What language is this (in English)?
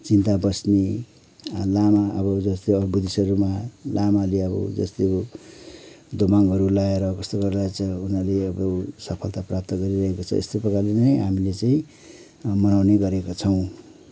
Nepali